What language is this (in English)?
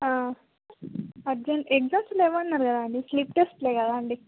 Telugu